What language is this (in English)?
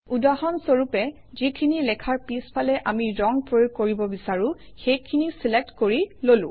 Assamese